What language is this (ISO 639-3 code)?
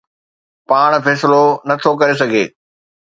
snd